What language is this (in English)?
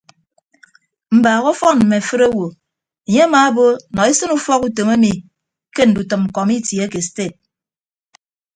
Ibibio